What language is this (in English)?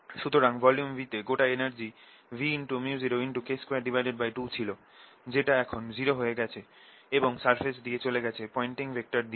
Bangla